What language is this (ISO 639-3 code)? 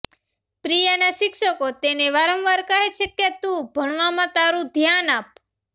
guj